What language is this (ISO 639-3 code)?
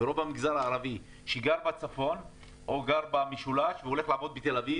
heb